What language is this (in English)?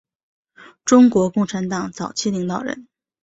Chinese